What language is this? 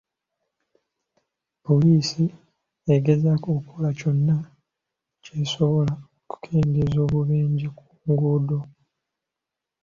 Ganda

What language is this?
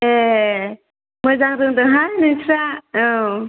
Bodo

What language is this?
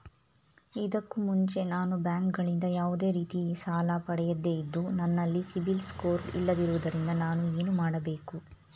Kannada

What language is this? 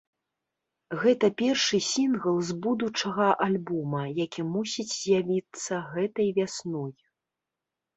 Belarusian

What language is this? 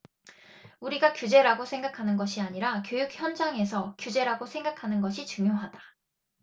Korean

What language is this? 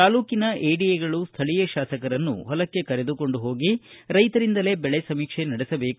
Kannada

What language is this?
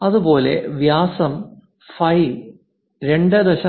Malayalam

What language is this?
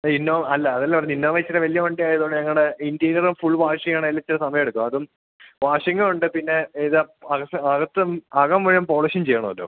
Malayalam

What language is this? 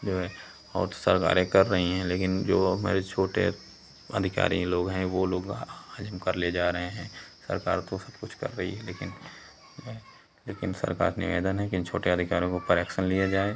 Hindi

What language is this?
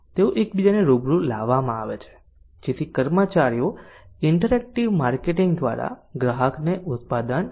Gujarati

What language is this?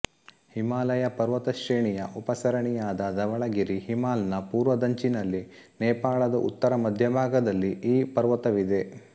Kannada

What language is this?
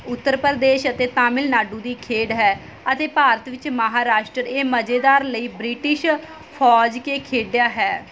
Punjabi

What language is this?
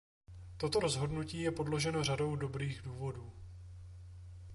Czech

